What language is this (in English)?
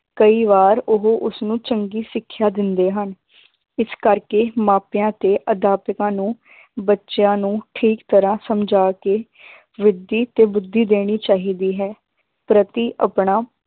Punjabi